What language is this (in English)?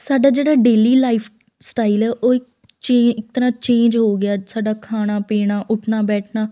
Punjabi